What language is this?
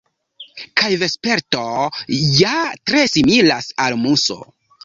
Esperanto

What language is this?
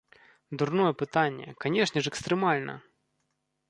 Belarusian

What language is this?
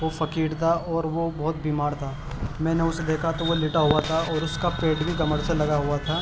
Urdu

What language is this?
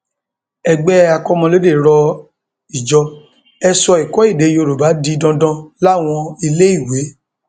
Yoruba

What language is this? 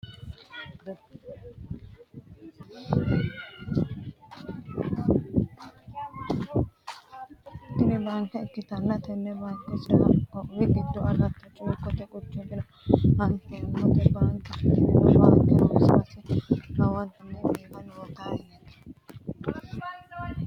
Sidamo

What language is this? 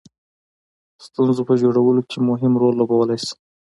Pashto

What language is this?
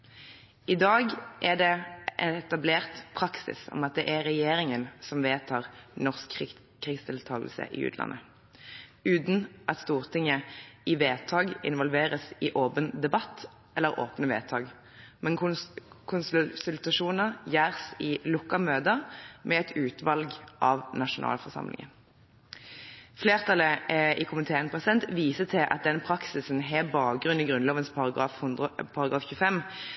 Norwegian Bokmål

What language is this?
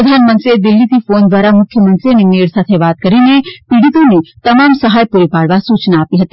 Gujarati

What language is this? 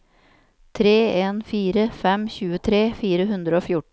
Norwegian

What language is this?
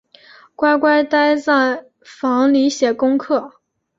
Chinese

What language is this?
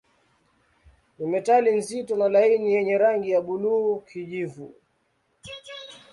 Swahili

